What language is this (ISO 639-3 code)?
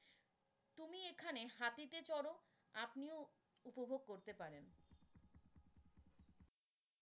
ben